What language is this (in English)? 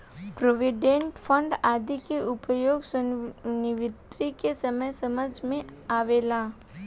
Bhojpuri